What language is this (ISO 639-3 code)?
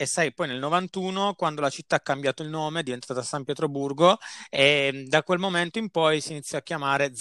ita